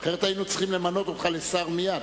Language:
Hebrew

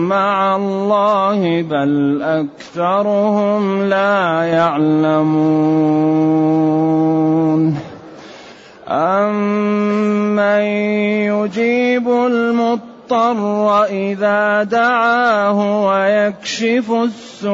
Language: Arabic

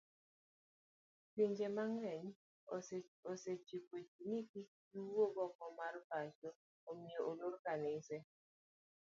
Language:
Luo (Kenya and Tanzania)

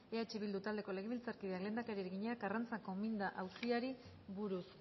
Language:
Basque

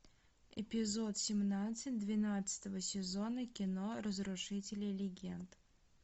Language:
Russian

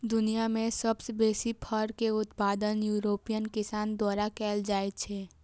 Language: Maithili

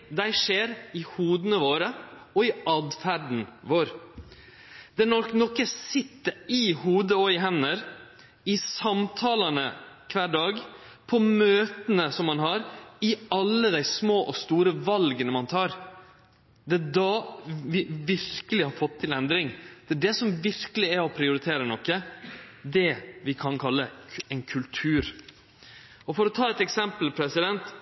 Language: Norwegian Nynorsk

